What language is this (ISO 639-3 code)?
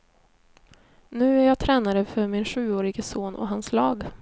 swe